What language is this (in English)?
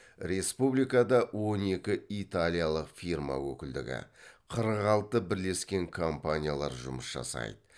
Kazakh